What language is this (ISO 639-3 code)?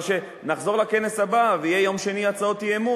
heb